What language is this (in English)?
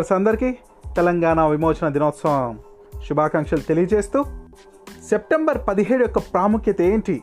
Telugu